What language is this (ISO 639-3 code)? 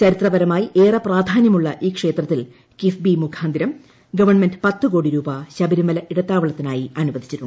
mal